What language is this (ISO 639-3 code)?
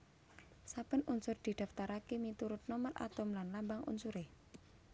jav